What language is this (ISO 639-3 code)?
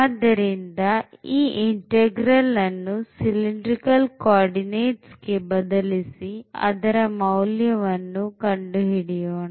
kan